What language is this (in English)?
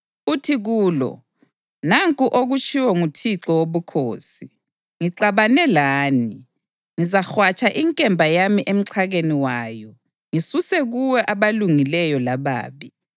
North Ndebele